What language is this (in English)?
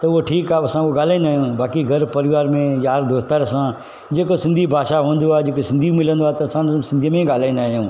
Sindhi